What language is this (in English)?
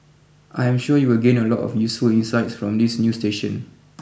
English